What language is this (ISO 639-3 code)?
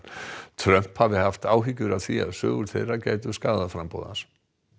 isl